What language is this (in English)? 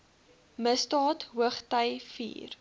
Afrikaans